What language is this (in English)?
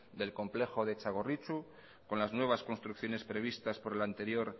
Spanish